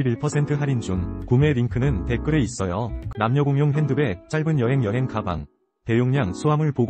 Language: Korean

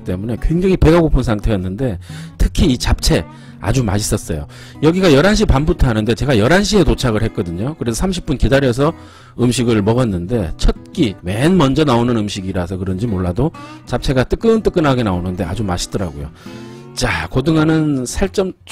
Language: Korean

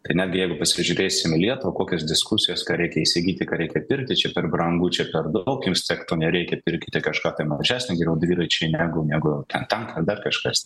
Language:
Lithuanian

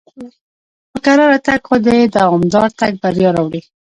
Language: Pashto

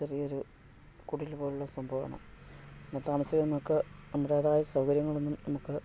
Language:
Malayalam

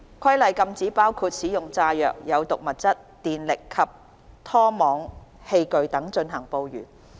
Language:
Cantonese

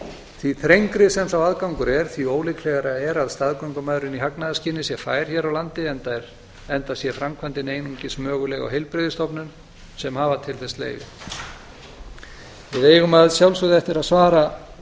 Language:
Icelandic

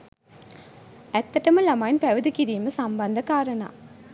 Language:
Sinhala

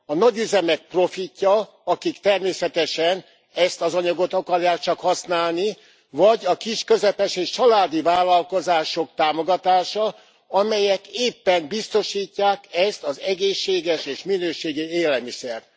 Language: Hungarian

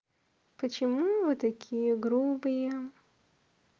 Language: Russian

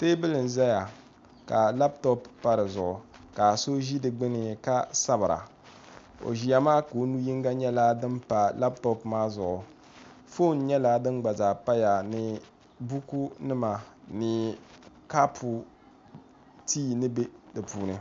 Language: Dagbani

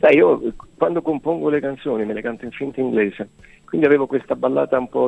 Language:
Italian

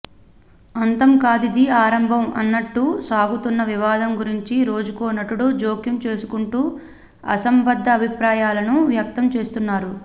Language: Telugu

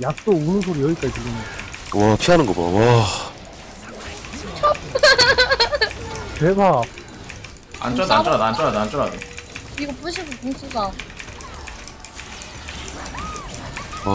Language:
Korean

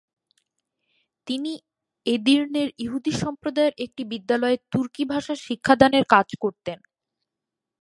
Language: Bangla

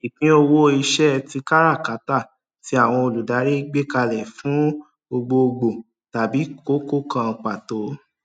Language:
Yoruba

